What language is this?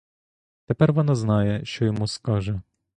Ukrainian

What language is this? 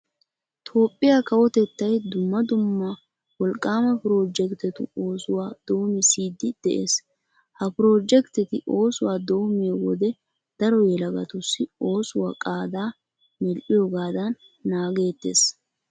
Wolaytta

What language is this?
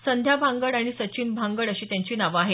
Marathi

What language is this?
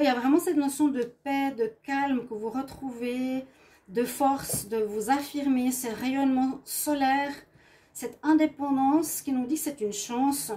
French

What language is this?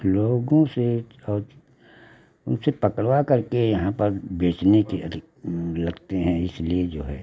Hindi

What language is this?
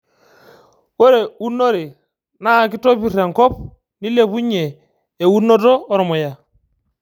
Masai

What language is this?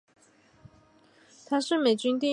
Chinese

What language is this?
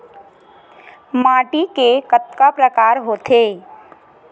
Chhattisgarhi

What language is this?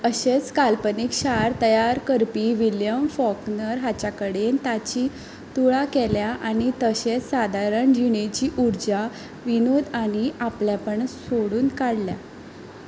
Konkani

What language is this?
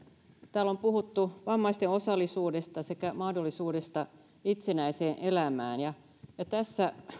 Finnish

